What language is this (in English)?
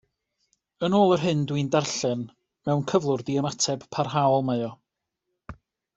Welsh